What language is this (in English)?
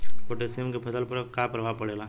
Bhojpuri